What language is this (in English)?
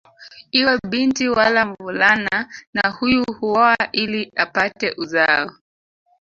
Swahili